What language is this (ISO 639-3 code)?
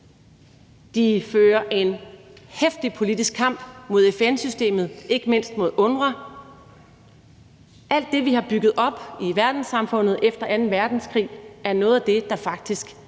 dan